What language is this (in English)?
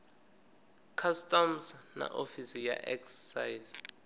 Venda